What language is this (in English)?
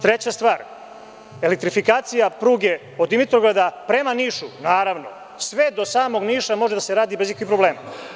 Serbian